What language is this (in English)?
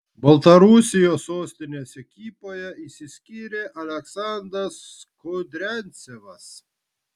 Lithuanian